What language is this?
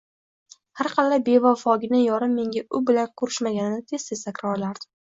Uzbek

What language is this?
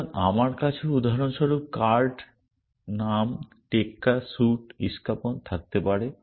Bangla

